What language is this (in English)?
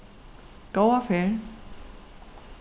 Faroese